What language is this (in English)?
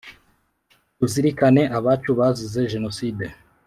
Kinyarwanda